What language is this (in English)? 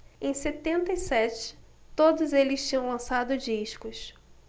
Portuguese